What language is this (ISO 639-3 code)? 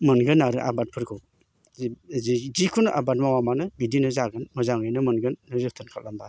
brx